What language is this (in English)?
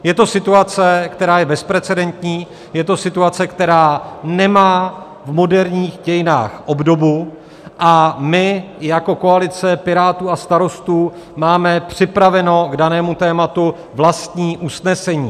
Czech